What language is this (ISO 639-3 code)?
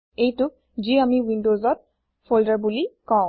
asm